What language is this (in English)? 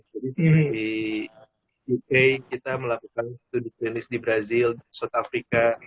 Indonesian